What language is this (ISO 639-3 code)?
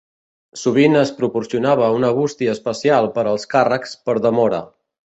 cat